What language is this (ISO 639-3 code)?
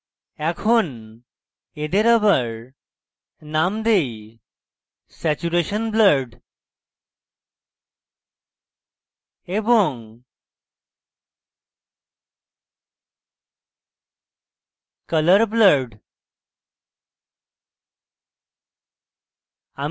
ben